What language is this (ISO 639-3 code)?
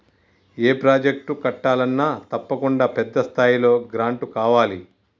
tel